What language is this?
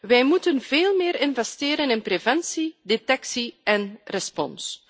Dutch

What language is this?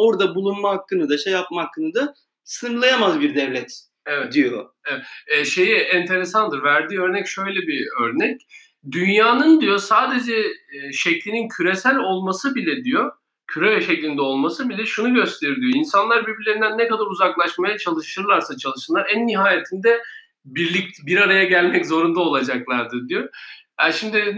Turkish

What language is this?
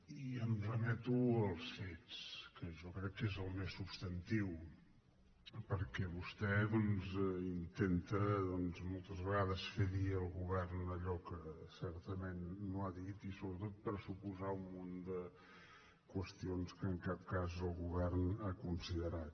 Catalan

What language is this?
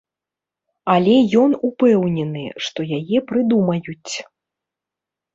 Belarusian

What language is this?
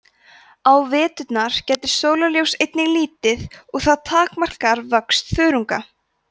Icelandic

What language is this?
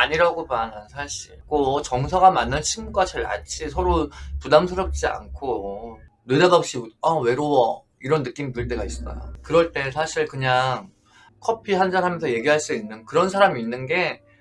Korean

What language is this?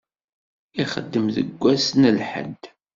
Kabyle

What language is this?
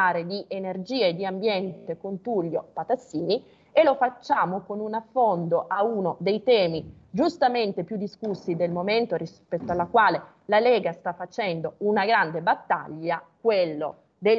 Italian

